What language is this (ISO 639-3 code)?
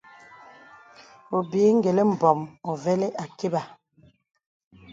beb